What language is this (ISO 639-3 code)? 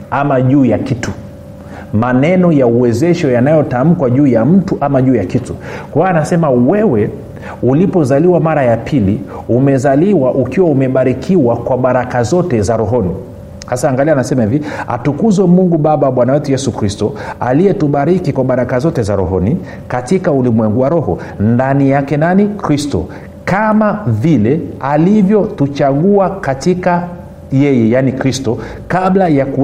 swa